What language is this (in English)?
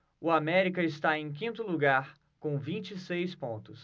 Portuguese